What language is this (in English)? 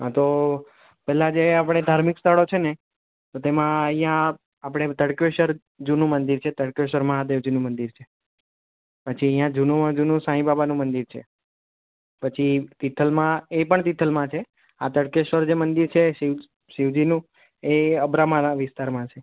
Gujarati